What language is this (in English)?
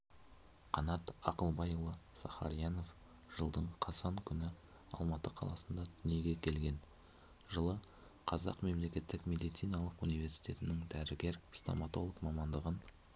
Kazakh